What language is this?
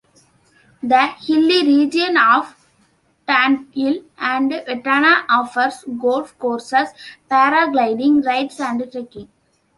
English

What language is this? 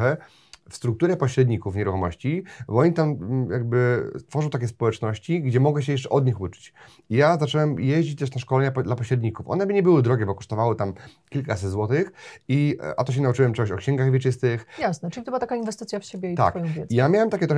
Polish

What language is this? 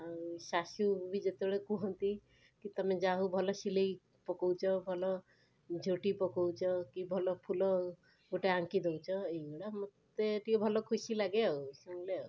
Odia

